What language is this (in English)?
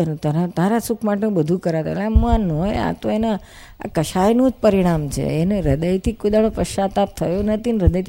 Gujarati